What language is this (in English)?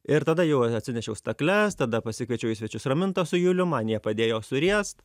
Lithuanian